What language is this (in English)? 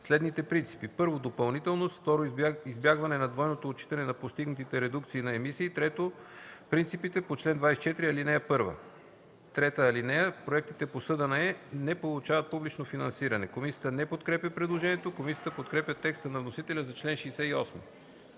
Bulgarian